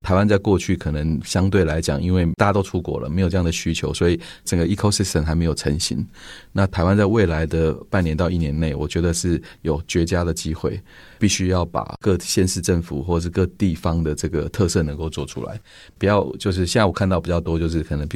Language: Chinese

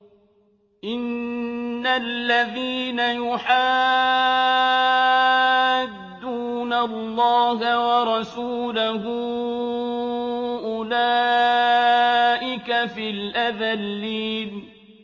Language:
Arabic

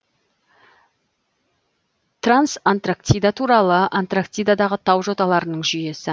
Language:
Kazakh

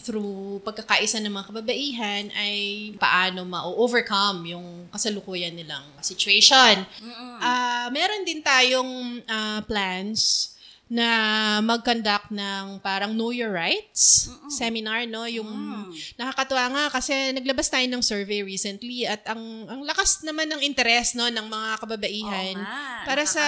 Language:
Filipino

